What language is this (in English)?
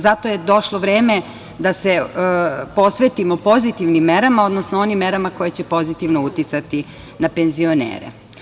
Serbian